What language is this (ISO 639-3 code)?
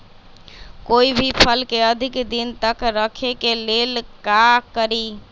mag